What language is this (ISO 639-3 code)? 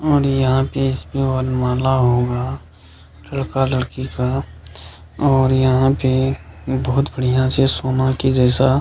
hin